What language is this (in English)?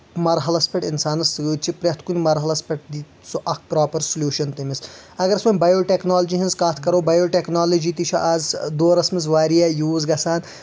Kashmiri